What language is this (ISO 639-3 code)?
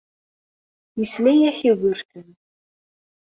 kab